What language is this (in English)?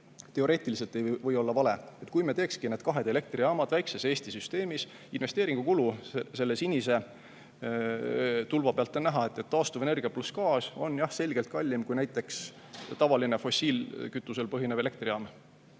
Estonian